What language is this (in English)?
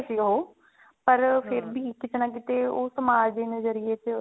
Punjabi